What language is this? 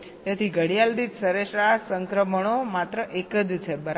Gujarati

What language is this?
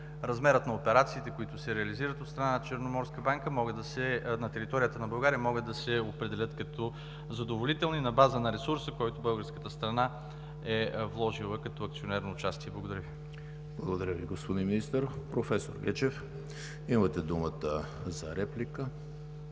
Bulgarian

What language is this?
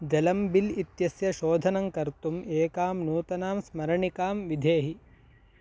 Sanskrit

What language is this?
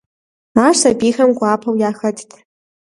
Kabardian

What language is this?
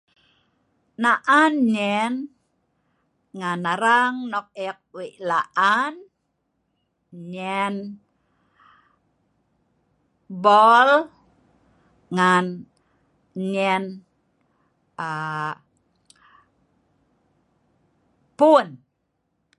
Sa'ban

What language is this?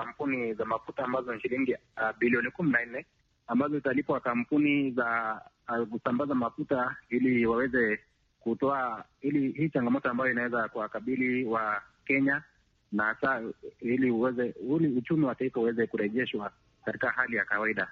Swahili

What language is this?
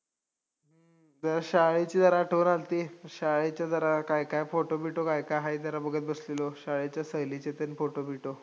Marathi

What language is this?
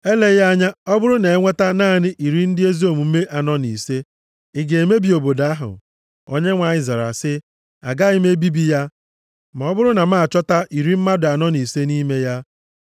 Igbo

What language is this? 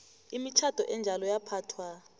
South Ndebele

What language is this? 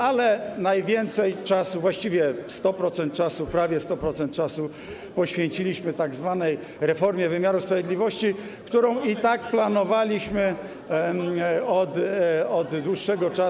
Polish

